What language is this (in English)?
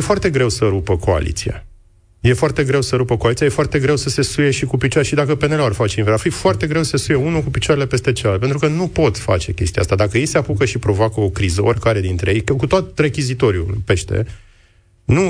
Romanian